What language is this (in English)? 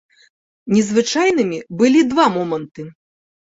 Belarusian